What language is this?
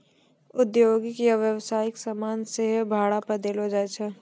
Maithili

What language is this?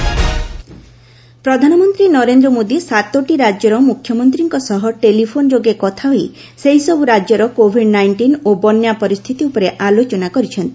Odia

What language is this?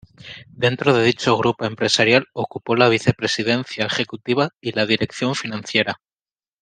Spanish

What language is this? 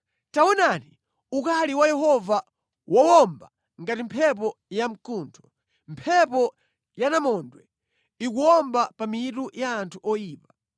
Nyanja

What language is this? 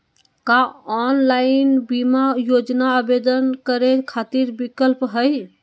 Magahi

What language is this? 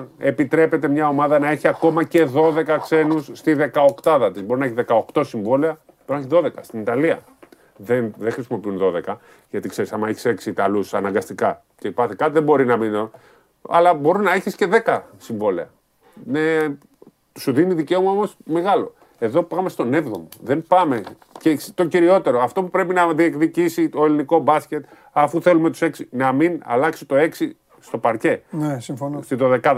Greek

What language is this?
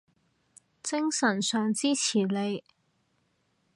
Cantonese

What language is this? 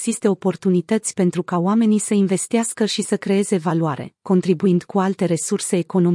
Romanian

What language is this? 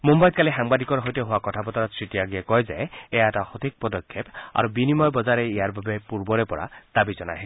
Assamese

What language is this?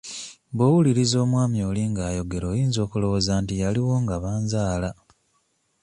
Ganda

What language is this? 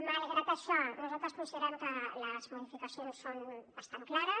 Catalan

